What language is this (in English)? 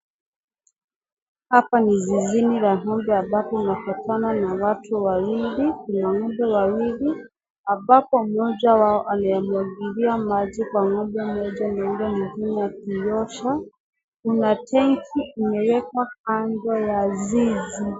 Swahili